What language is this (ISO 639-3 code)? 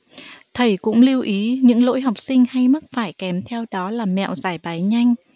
vie